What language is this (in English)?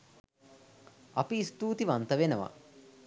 Sinhala